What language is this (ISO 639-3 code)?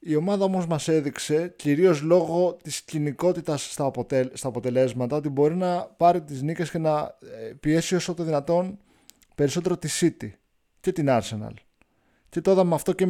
ell